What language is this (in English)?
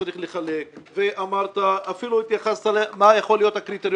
Hebrew